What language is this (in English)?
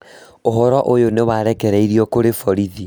Kikuyu